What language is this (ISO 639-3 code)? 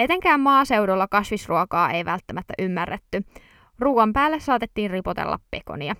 fin